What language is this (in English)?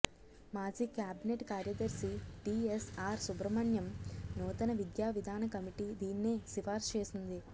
Telugu